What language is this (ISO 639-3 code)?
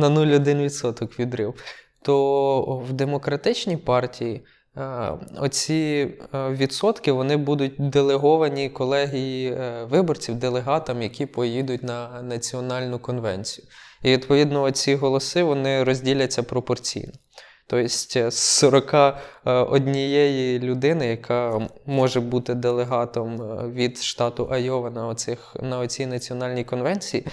ukr